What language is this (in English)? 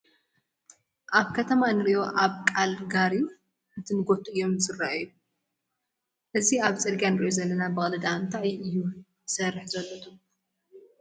Tigrinya